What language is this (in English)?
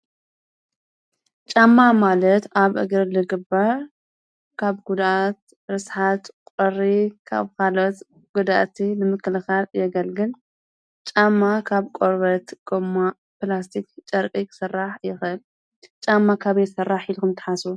Tigrinya